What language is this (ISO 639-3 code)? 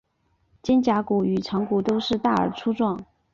zho